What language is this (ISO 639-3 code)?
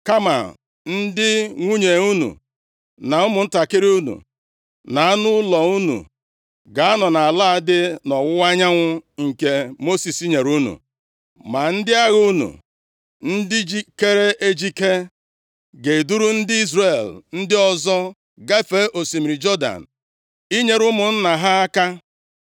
ibo